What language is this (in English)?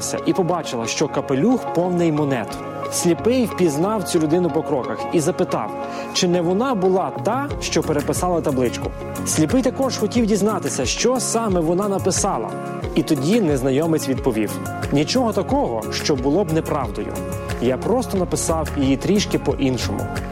Ukrainian